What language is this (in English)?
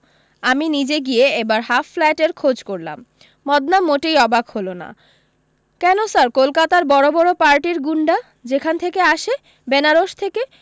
Bangla